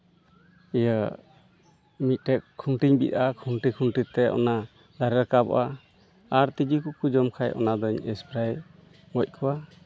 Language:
Santali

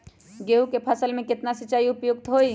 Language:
Magahi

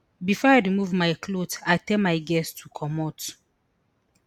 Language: Nigerian Pidgin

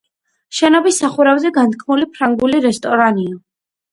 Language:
Georgian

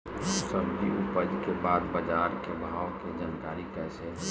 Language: Bhojpuri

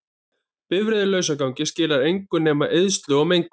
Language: Icelandic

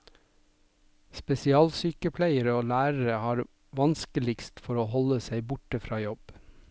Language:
Norwegian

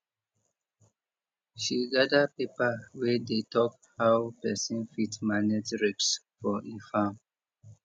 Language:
Nigerian Pidgin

